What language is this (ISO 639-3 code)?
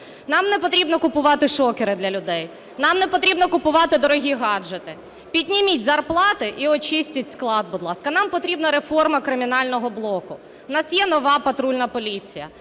ukr